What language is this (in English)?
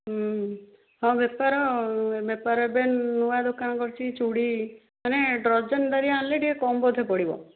Odia